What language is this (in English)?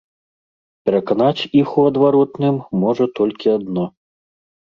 Belarusian